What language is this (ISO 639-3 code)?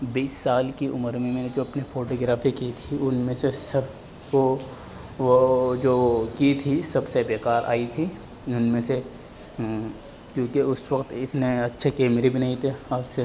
urd